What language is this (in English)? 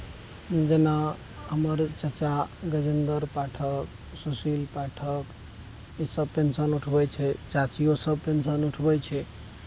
Maithili